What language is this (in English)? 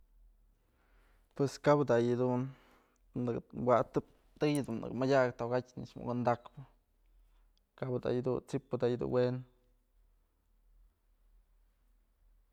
Mazatlán Mixe